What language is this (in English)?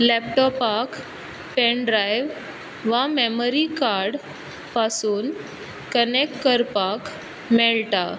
Konkani